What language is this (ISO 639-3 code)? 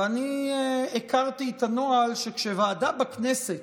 heb